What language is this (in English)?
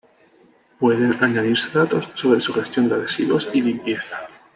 Spanish